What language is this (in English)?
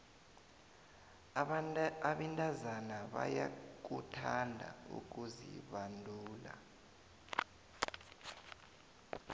South Ndebele